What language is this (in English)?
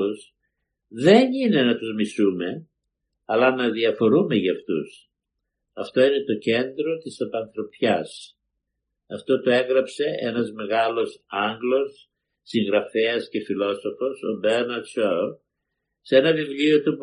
Greek